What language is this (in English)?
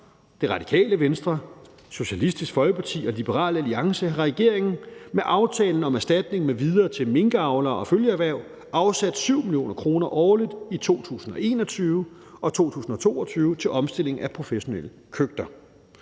Danish